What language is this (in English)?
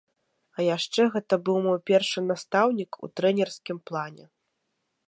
Belarusian